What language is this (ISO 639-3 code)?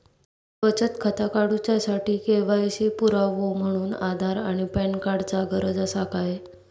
mar